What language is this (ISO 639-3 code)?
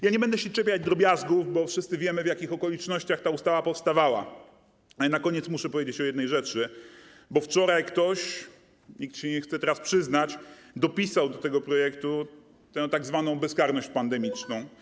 pol